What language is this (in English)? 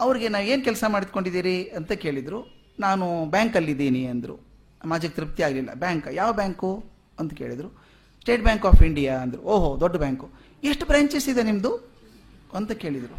Kannada